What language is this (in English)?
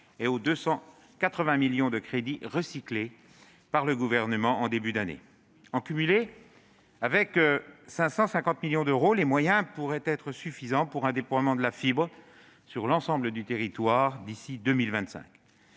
French